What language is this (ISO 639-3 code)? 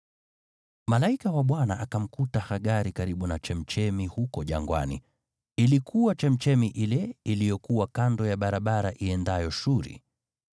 swa